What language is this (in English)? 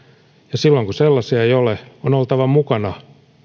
Finnish